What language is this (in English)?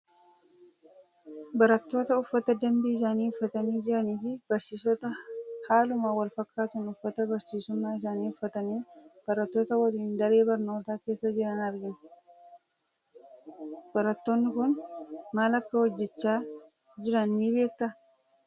Oromo